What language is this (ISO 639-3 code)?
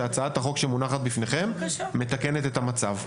heb